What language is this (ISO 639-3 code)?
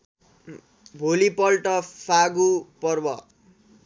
nep